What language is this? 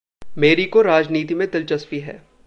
Hindi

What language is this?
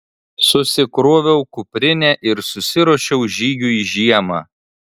Lithuanian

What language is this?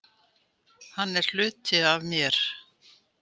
Icelandic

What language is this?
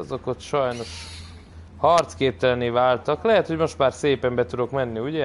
Hungarian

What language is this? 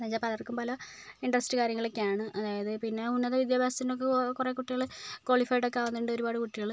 Malayalam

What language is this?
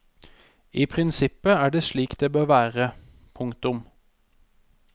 Norwegian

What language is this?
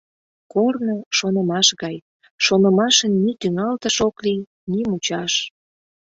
Mari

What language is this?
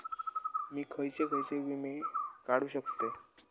Marathi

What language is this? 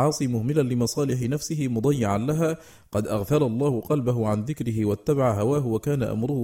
Arabic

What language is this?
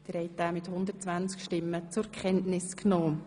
Swiss German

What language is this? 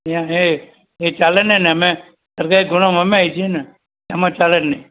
Gujarati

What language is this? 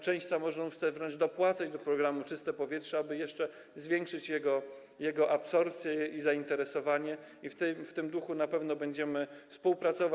Polish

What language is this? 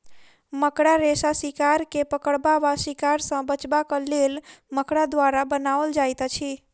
Maithili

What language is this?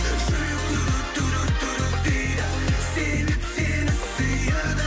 Kazakh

